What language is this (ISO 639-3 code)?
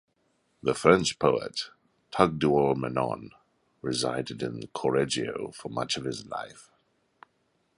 eng